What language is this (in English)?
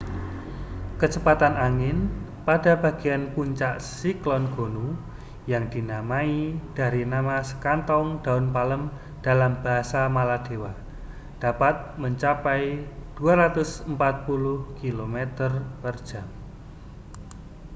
Indonesian